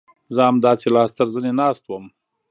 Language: Pashto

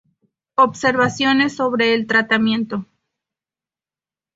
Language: Spanish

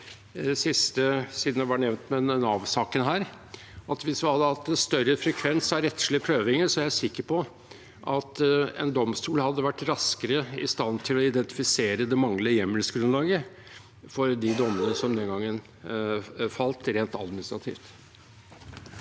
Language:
Norwegian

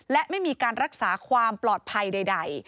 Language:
Thai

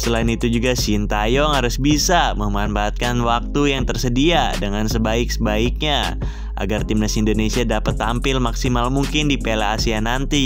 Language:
Indonesian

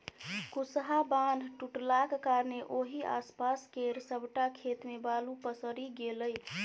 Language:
Maithili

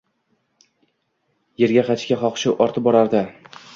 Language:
Uzbek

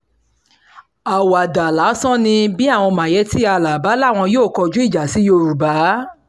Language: Yoruba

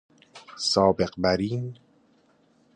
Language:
Persian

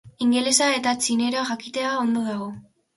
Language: Basque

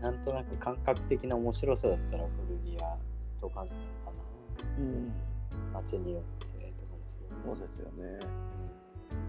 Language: Japanese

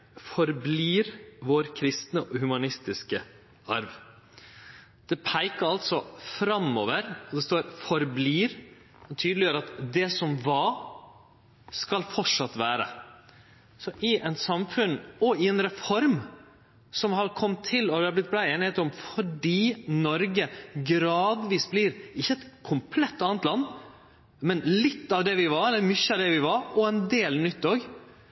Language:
Norwegian Nynorsk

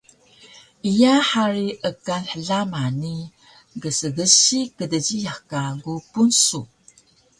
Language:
Taroko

